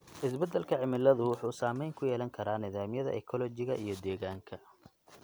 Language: Somali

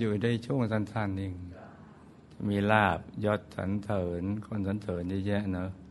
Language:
Thai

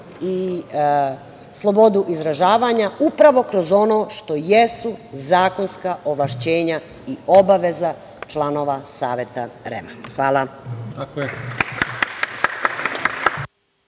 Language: Serbian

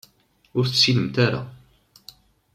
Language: Kabyle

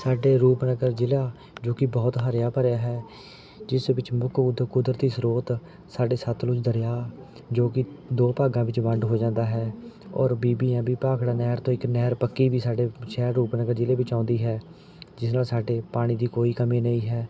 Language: Punjabi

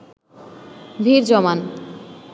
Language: Bangla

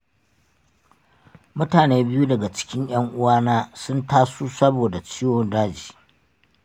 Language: Hausa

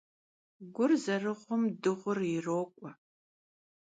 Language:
Kabardian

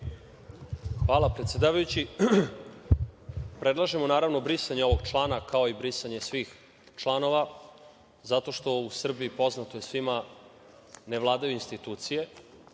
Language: Serbian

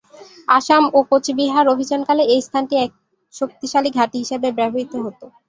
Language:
Bangla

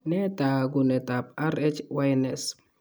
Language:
Kalenjin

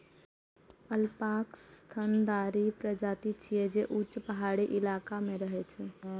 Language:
Maithili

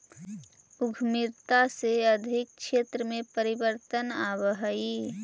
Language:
Magahi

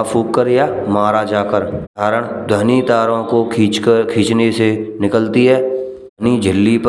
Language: Braj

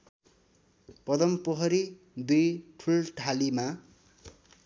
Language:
Nepali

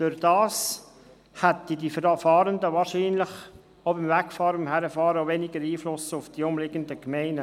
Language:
Swiss German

